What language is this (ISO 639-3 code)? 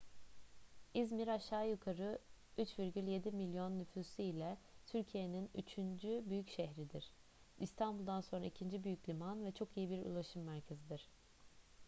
tur